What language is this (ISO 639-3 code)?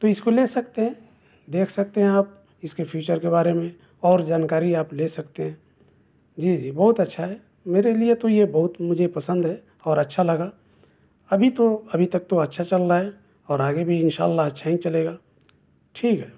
urd